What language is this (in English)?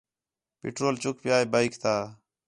Khetrani